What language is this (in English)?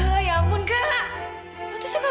Indonesian